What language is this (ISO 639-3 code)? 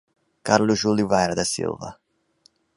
por